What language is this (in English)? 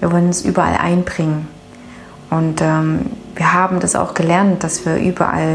German